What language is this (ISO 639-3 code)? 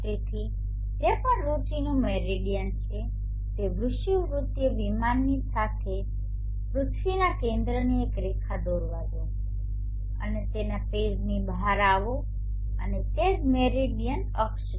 guj